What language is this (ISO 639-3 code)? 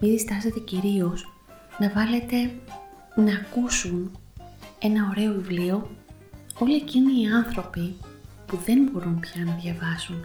ell